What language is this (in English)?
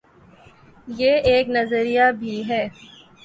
Urdu